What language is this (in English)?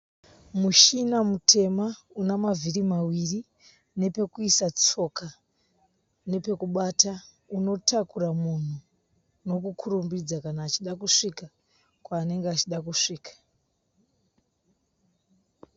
Shona